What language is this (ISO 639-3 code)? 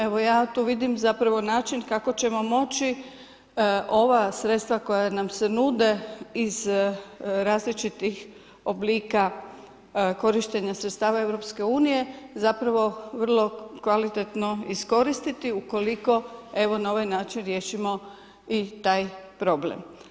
hrv